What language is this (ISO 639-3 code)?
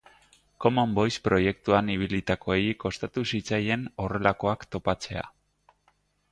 eus